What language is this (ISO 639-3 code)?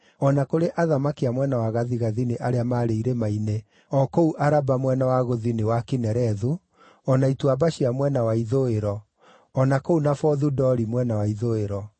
kik